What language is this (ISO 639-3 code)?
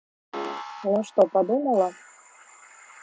rus